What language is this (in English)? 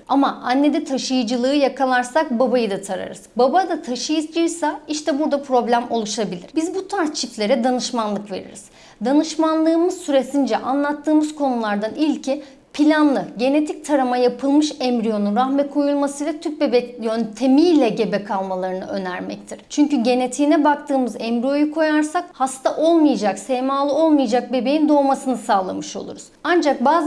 Turkish